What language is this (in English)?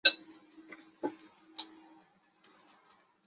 Chinese